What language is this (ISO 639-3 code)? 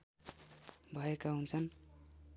nep